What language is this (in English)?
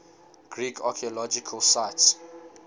English